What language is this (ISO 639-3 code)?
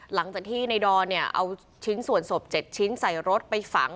tha